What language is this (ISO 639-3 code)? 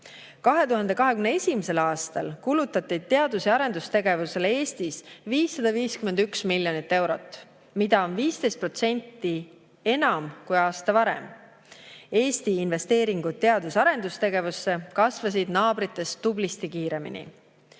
est